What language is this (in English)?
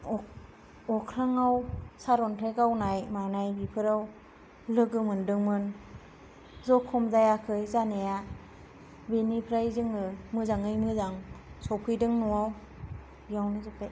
Bodo